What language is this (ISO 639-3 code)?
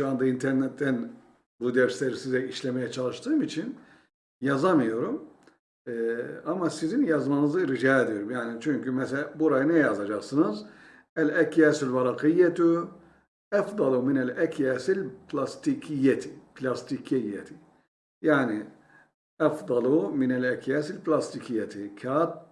tur